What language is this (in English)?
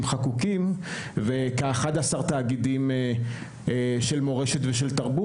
Hebrew